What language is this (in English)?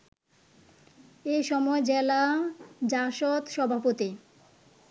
Bangla